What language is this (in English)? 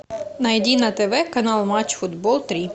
Russian